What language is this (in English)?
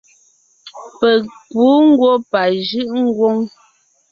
Ngiemboon